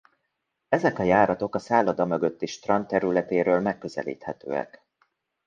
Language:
Hungarian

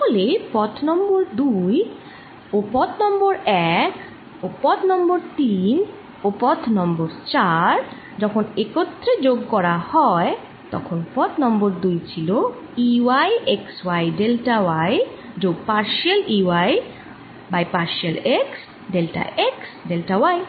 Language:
Bangla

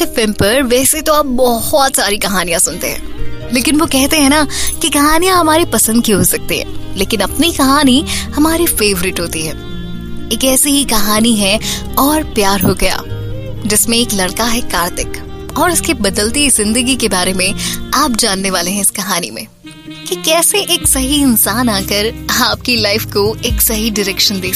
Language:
Hindi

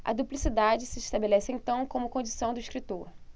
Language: Portuguese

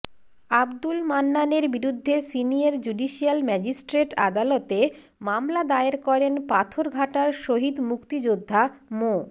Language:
Bangla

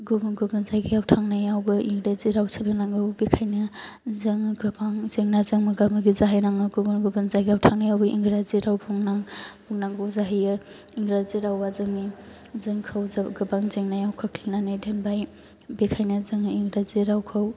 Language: Bodo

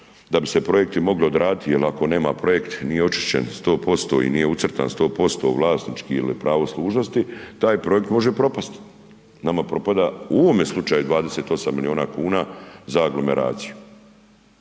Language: Croatian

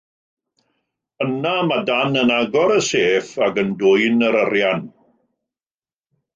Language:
Welsh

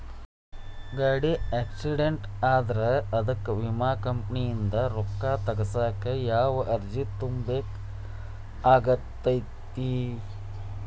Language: Kannada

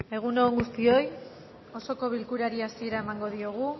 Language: Basque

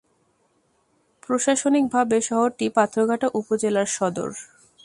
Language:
Bangla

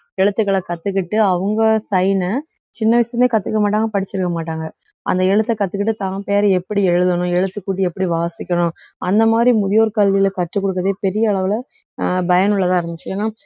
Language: Tamil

